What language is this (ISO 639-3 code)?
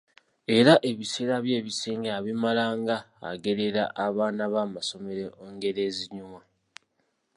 lug